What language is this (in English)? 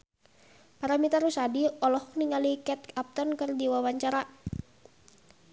Sundanese